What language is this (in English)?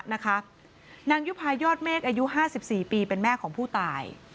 Thai